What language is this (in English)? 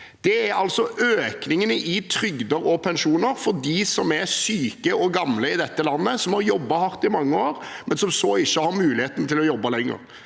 Norwegian